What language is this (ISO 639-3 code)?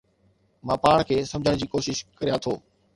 snd